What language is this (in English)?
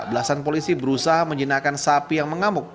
Indonesian